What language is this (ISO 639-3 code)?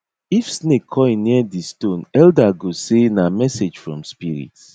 pcm